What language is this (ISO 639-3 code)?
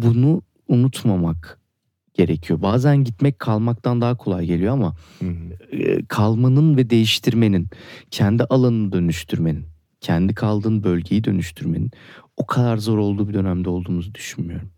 tur